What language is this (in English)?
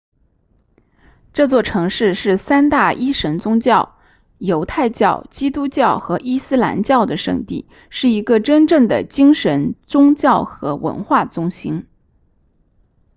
Chinese